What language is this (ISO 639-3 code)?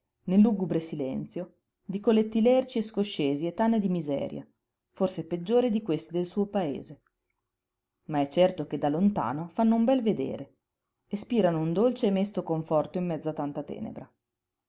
ita